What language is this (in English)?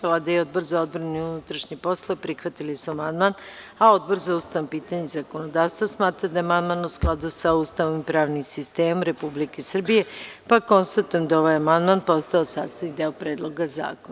Serbian